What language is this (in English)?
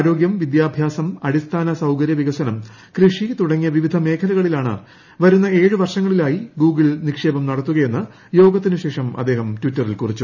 Malayalam